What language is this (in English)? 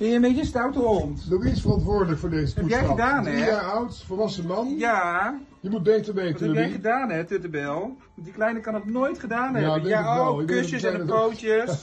Dutch